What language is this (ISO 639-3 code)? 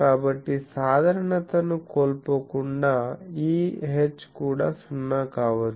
tel